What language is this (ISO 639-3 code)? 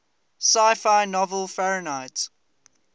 eng